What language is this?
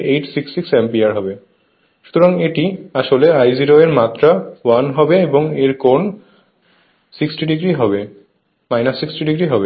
Bangla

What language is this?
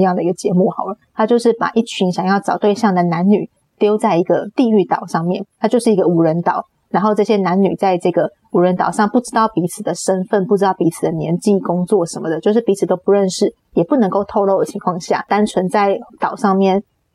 Chinese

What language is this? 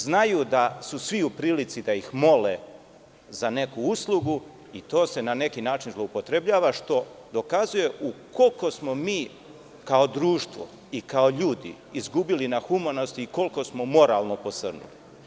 Serbian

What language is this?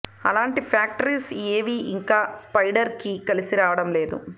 Telugu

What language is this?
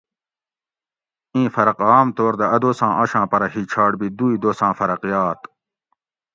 Gawri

